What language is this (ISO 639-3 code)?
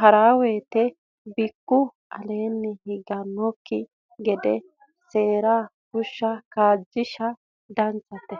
sid